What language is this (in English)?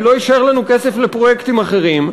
Hebrew